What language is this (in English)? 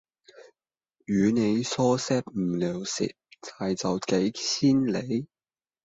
Cantonese